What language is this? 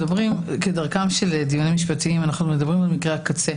Hebrew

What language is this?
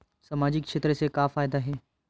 Chhattisgarhi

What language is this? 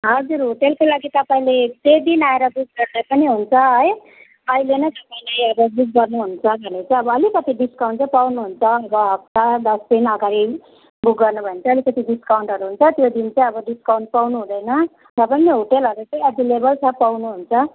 Nepali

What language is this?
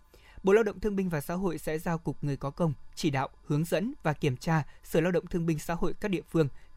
Vietnamese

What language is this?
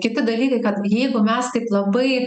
Lithuanian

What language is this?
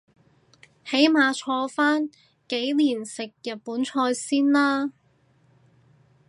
Cantonese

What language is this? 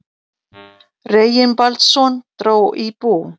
Icelandic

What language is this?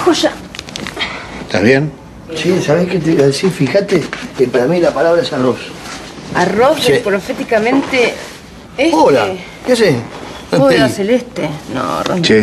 Spanish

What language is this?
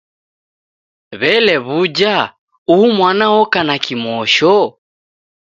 Taita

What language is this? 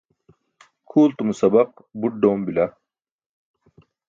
Burushaski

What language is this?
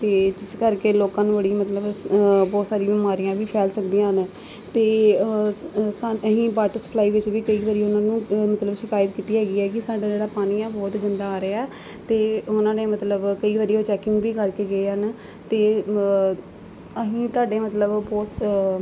Punjabi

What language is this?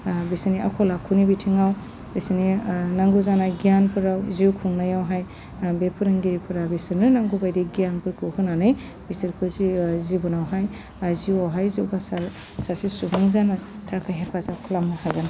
Bodo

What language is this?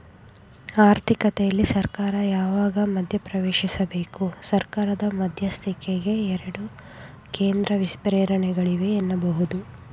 Kannada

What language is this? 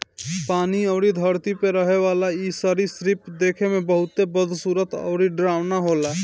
Bhojpuri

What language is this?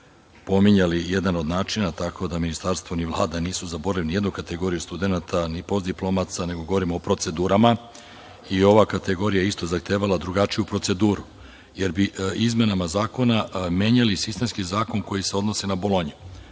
Serbian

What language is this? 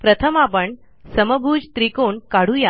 Marathi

